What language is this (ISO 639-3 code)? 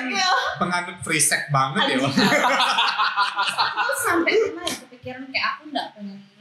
ind